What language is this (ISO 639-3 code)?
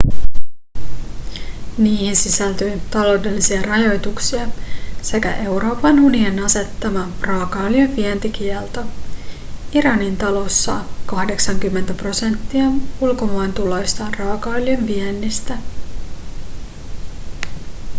fin